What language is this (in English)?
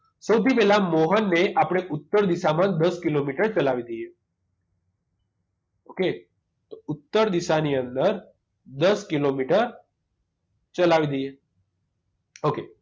Gujarati